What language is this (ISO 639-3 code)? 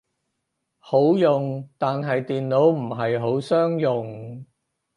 yue